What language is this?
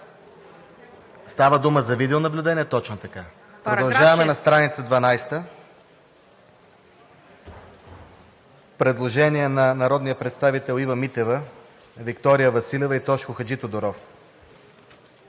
Bulgarian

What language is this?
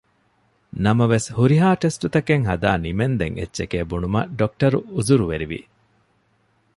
Divehi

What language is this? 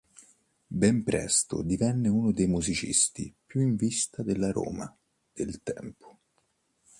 Italian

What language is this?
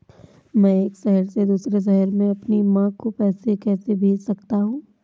Hindi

